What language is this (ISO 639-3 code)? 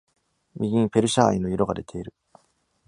jpn